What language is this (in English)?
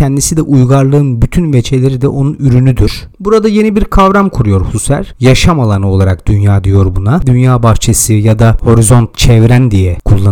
Turkish